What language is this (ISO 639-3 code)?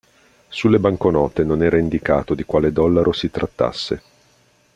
ita